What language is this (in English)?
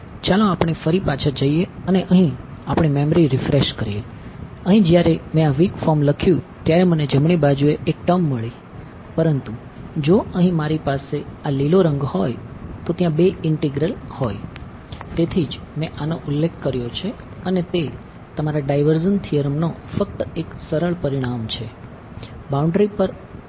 Gujarati